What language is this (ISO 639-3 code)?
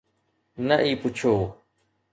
snd